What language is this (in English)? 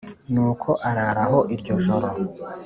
Kinyarwanda